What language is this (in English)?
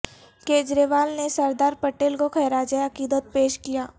Urdu